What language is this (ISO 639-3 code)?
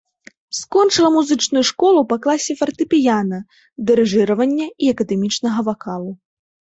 bel